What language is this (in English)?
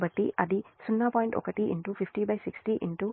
Telugu